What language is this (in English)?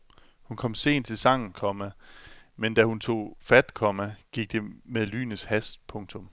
Danish